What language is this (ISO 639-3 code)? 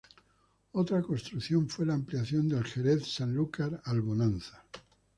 spa